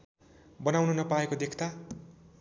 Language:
Nepali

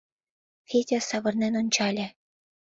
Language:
Mari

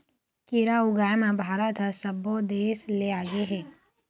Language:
Chhattisgarhi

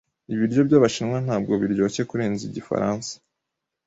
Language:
Kinyarwanda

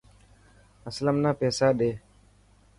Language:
Dhatki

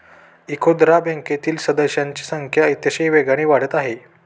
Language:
Marathi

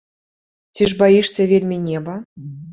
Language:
Belarusian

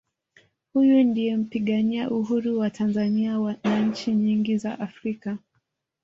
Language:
Swahili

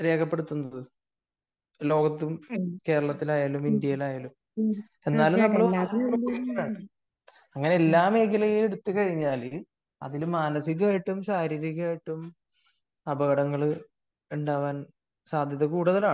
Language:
Malayalam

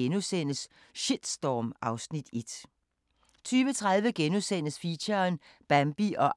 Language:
Danish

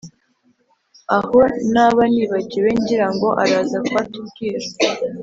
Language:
Kinyarwanda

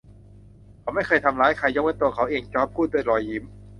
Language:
Thai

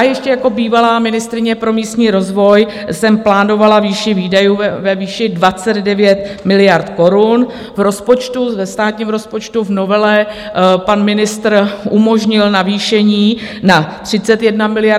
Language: Czech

